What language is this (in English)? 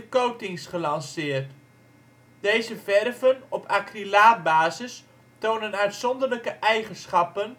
Dutch